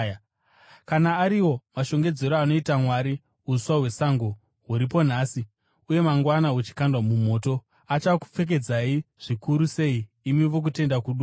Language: Shona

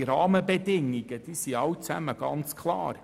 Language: Swiss German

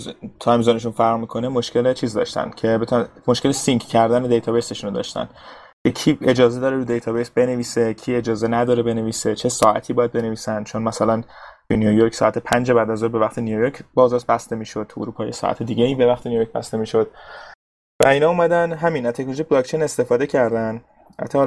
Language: Persian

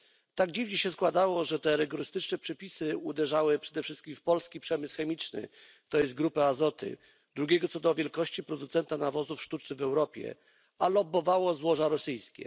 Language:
Polish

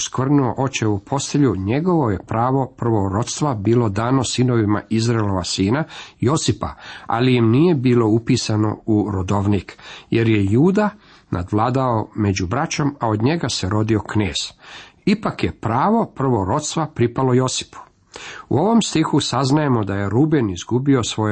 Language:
Croatian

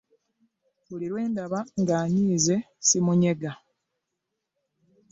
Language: Ganda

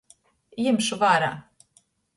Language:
Latgalian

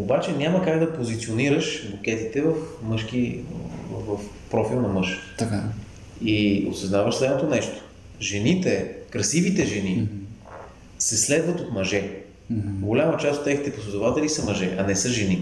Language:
Bulgarian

